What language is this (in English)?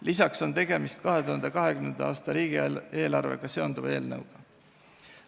Estonian